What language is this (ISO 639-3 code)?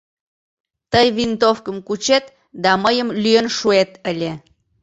chm